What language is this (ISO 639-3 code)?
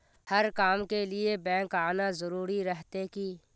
mag